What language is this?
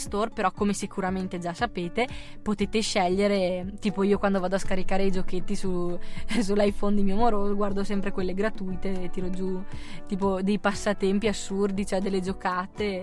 Italian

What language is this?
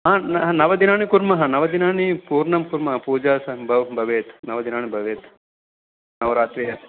Sanskrit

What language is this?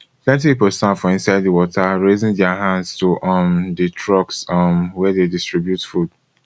Nigerian Pidgin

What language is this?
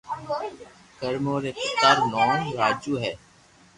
Loarki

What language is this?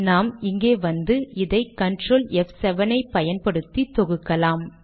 Tamil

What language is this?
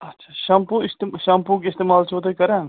Kashmiri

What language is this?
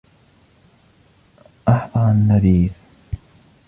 Arabic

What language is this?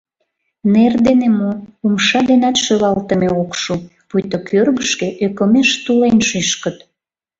Mari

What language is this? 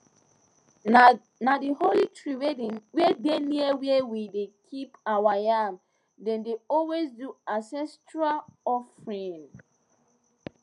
Nigerian Pidgin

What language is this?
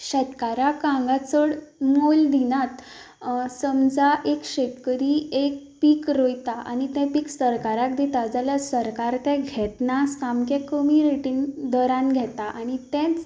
Konkani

